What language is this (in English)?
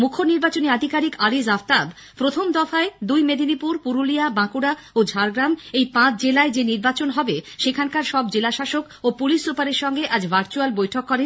Bangla